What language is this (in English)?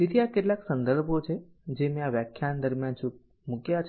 Gujarati